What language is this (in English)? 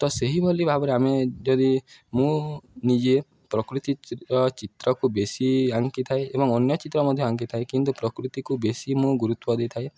Odia